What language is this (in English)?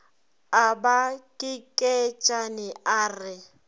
Northern Sotho